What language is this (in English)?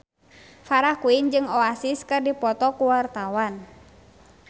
Sundanese